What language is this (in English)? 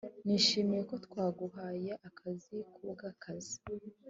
Kinyarwanda